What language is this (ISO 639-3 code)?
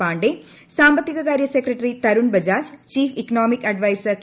mal